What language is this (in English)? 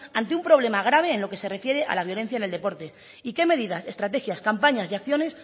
Spanish